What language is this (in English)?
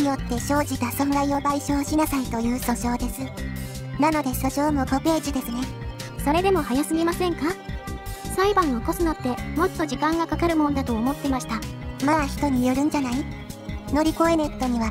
Japanese